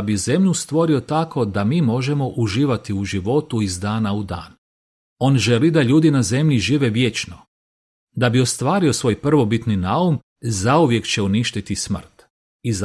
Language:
Croatian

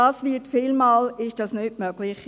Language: Swiss German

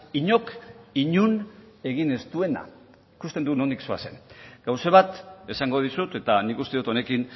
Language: Basque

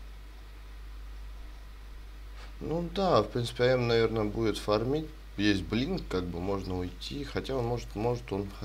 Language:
Russian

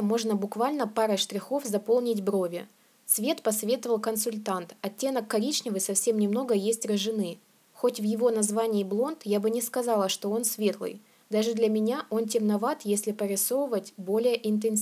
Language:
Russian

